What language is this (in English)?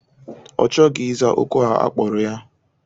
Igbo